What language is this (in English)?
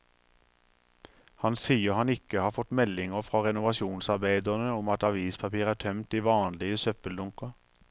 Norwegian